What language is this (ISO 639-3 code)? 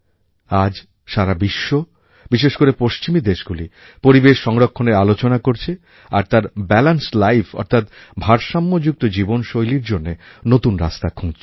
ben